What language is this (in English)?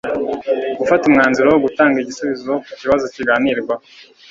Kinyarwanda